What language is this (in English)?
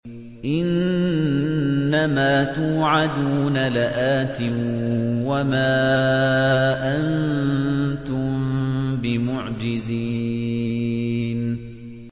Arabic